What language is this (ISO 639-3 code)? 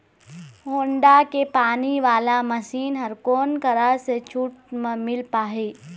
hne